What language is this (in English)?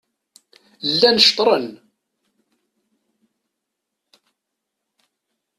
Kabyle